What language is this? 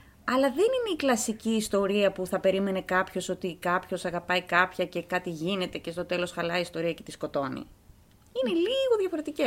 Greek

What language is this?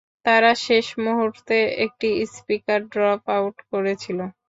Bangla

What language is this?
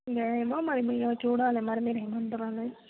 Telugu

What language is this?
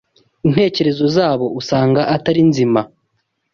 Kinyarwanda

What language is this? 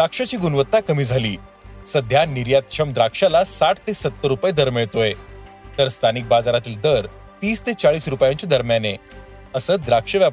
Marathi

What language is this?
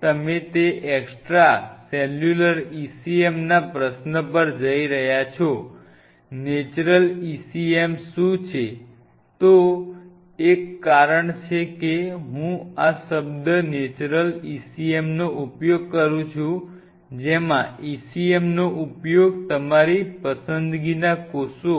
Gujarati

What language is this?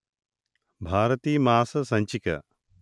Telugu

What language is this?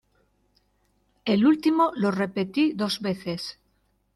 Spanish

